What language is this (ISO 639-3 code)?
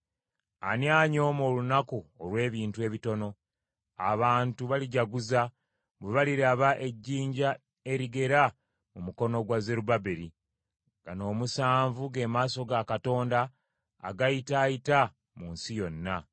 lug